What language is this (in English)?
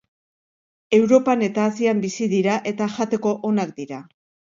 Basque